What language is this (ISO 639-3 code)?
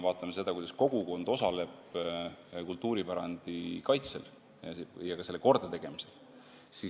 est